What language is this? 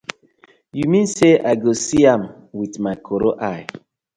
Nigerian Pidgin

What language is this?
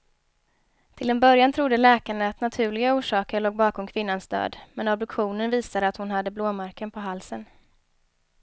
Swedish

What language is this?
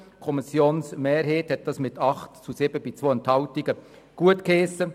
Swiss German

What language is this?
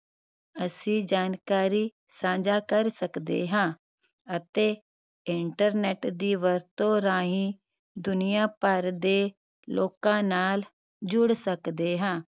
Punjabi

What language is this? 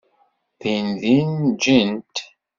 Kabyle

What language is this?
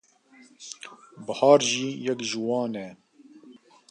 Kurdish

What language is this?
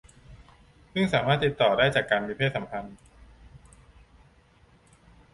Thai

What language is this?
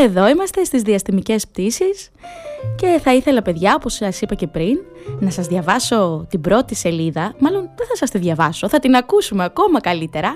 Greek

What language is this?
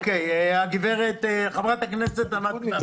Hebrew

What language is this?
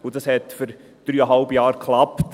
Swiss German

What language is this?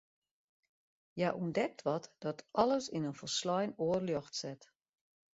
Western Frisian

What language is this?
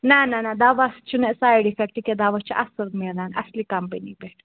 Kashmiri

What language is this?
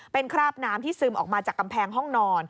Thai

